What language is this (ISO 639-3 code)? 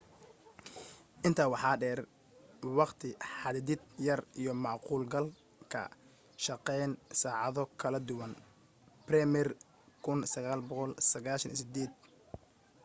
som